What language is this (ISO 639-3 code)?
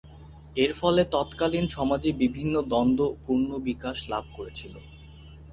ben